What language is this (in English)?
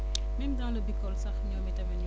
Wolof